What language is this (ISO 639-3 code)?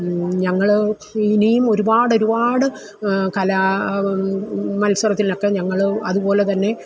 mal